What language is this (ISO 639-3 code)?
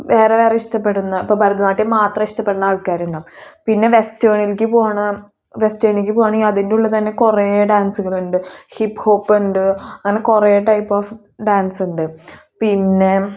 mal